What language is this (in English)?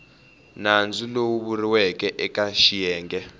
Tsonga